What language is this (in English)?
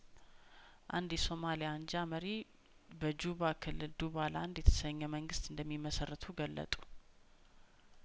Amharic